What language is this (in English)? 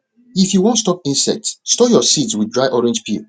Nigerian Pidgin